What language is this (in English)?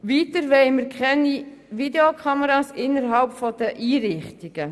Swiss German